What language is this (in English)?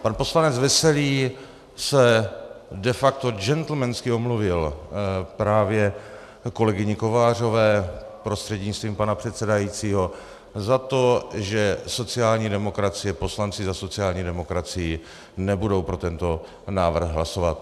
Czech